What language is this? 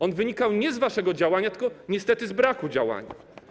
Polish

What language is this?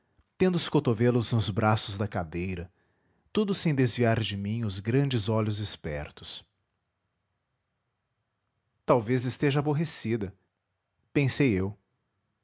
Portuguese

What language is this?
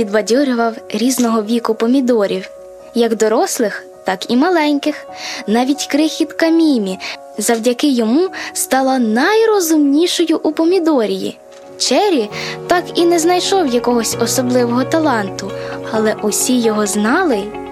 Ukrainian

